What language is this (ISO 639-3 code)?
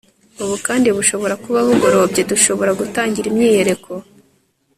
kin